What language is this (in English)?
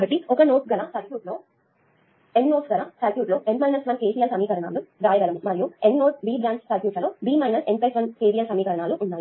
Telugu